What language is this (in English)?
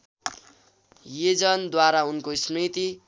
Nepali